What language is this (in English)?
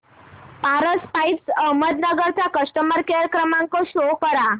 Marathi